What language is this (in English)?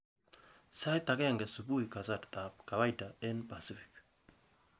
Kalenjin